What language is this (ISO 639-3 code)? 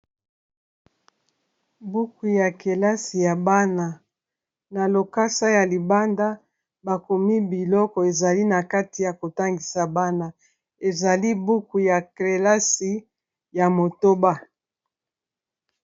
lin